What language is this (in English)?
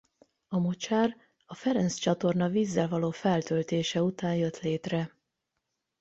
Hungarian